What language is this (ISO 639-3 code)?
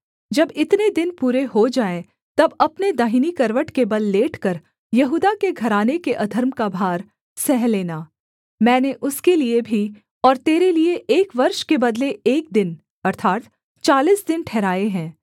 hin